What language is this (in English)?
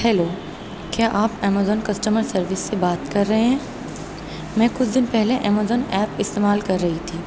Urdu